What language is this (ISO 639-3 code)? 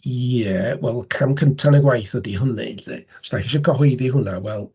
cym